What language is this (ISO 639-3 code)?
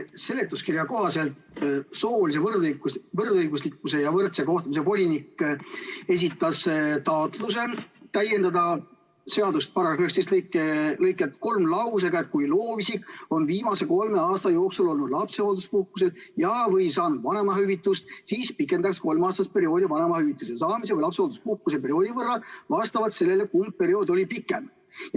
est